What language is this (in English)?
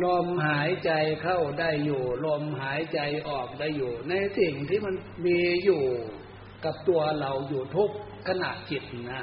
Thai